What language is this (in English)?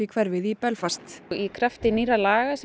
Icelandic